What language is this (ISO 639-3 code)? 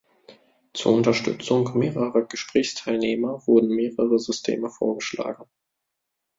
deu